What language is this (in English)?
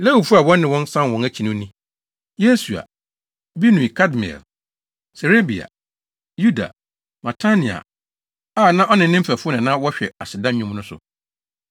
Akan